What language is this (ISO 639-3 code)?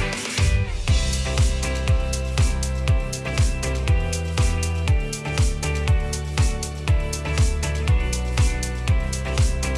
nld